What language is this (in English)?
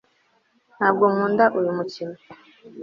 Kinyarwanda